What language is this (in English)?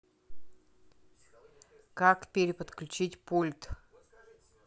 Russian